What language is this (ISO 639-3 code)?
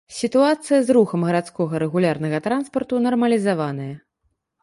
bel